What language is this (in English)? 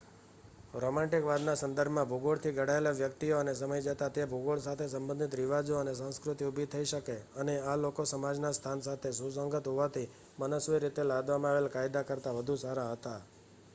Gujarati